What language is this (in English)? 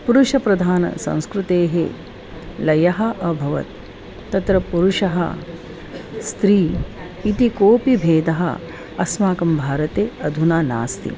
Sanskrit